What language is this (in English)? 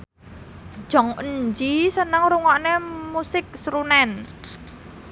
Javanese